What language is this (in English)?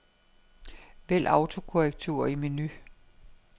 Danish